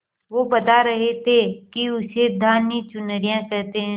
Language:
Hindi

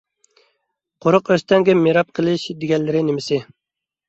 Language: Uyghur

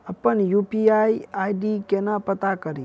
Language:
Maithili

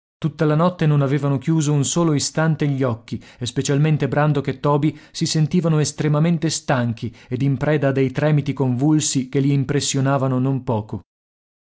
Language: Italian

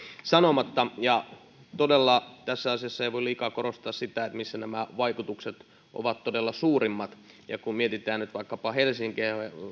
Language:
Finnish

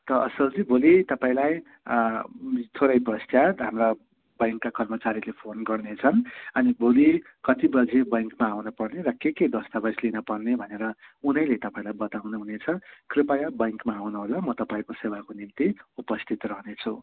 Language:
Nepali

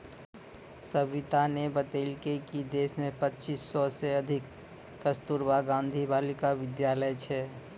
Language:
Maithili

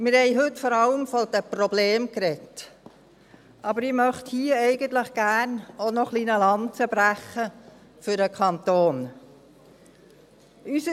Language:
Swiss German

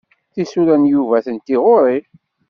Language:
Kabyle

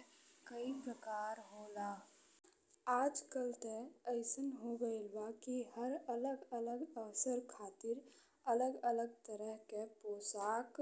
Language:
Bhojpuri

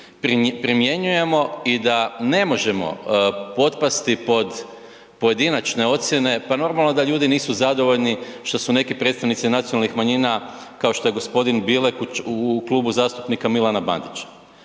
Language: Croatian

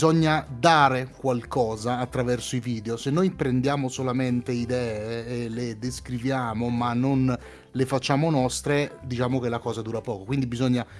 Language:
Italian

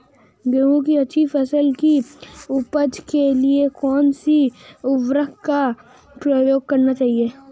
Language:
Hindi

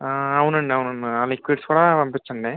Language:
Telugu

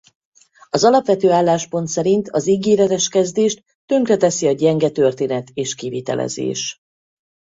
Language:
Hungarian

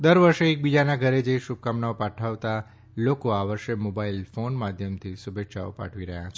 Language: Gujarati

